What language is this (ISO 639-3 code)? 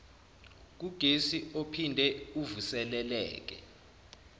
zul